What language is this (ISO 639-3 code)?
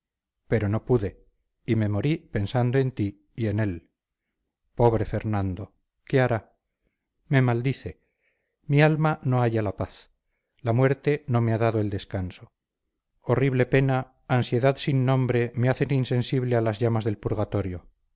spa